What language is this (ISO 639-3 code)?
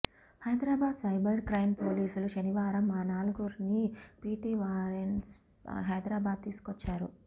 tel